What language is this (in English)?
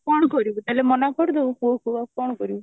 Odia